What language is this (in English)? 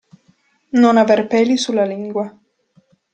Italian